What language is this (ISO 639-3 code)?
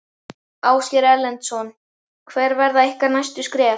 isl